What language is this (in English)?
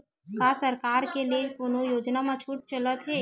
Chhattisgarhi